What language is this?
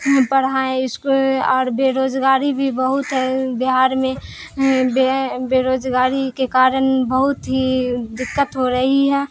Urdu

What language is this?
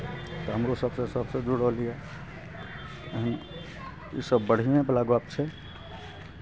Maithili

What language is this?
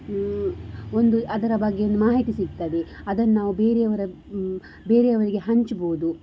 Kannada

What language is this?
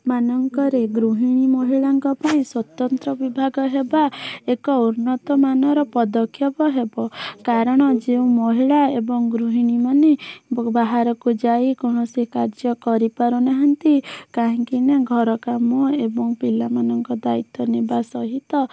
Odia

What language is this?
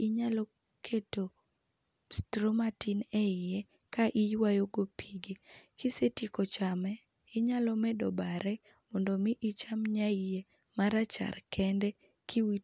Luo (Kenya and Tanzania)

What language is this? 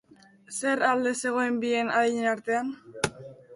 Basque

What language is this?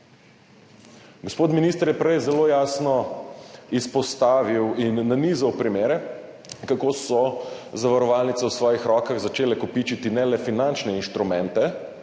Slovenian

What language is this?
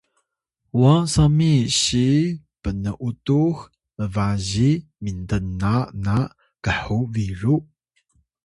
Atayal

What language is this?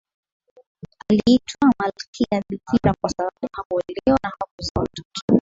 Swahili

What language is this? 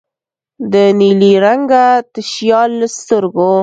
Pashto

